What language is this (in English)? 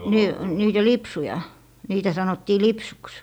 Finnish